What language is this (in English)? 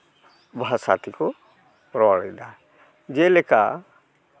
Santali